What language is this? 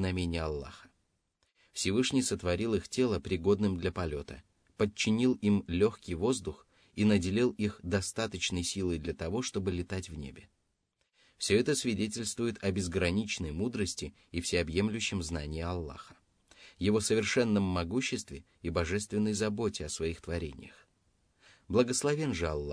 Russian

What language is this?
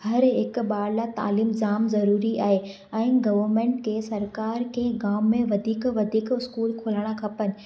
Sindhi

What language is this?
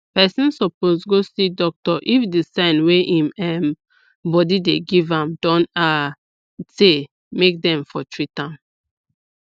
Nigerian Pidgin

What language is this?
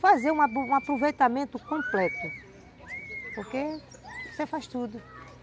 Portuguese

